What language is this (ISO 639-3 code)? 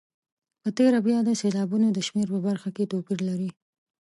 pus